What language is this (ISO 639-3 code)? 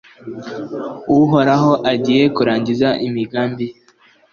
kin